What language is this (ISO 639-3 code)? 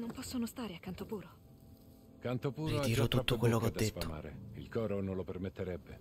ita